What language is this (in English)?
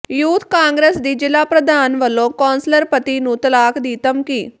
Punjabi